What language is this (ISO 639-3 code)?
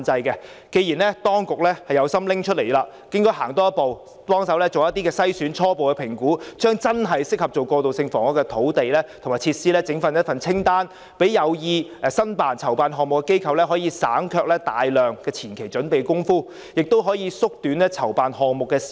yue